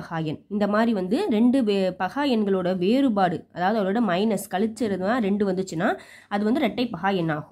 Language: Italian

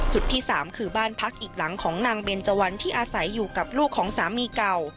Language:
Thai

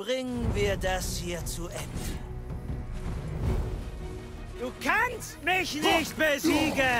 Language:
German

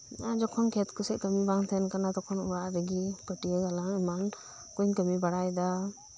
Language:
Santali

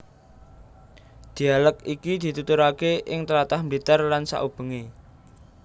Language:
Javanese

